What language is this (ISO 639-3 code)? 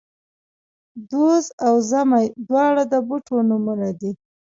pus